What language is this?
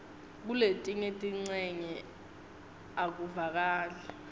Swati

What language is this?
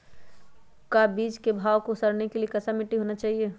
Magahi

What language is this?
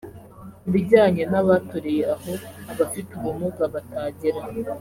Kinyarwanda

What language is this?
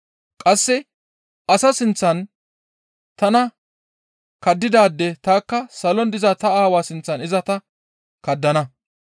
Gamo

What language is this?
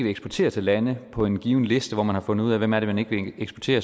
Danish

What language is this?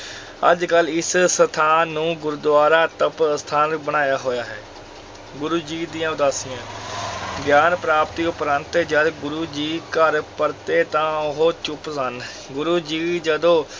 Punjabi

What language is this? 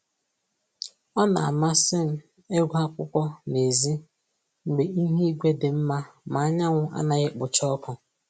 Igbo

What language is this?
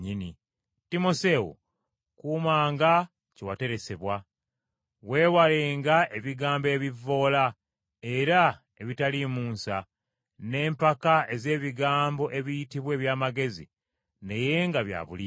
Ganda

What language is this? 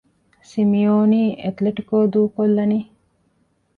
Divehi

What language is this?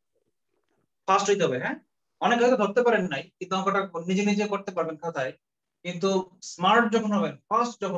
Hindi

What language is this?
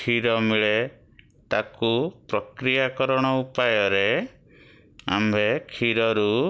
Odia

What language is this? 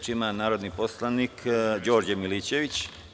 Serbian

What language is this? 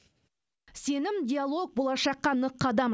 Kazakh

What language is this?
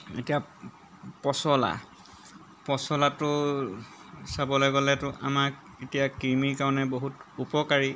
Assamese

